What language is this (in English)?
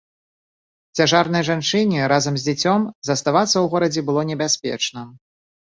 Belarusian